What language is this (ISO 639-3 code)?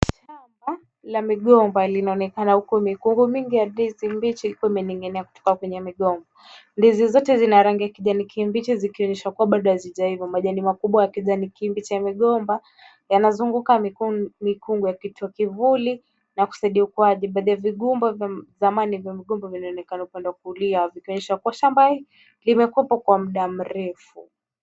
swa